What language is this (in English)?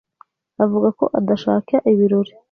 Kinyarwanda